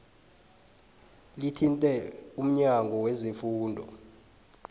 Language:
South Ndebele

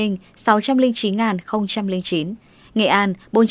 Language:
Vietnamese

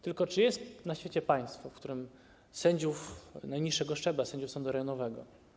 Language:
Polish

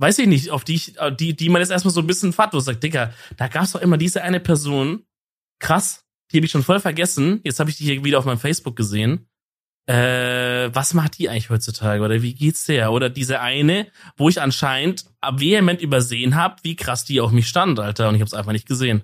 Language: German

